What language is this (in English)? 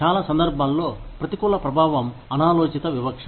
Telugu